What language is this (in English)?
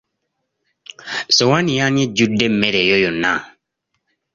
Ganda